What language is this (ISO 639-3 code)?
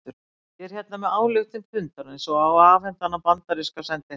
isl